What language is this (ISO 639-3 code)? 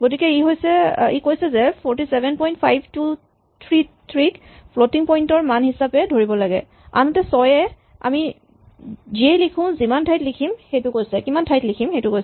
asm